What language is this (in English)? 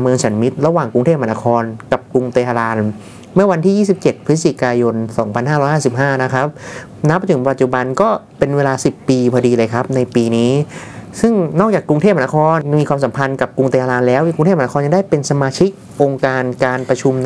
Thai